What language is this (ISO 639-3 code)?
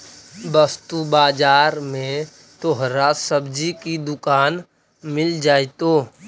mag